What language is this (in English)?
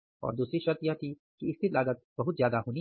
Hindi